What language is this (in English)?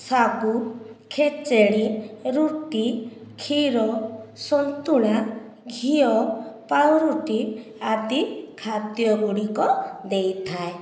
Odia